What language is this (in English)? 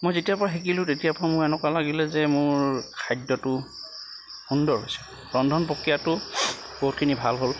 Assamese